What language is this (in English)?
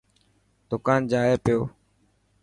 Dhatki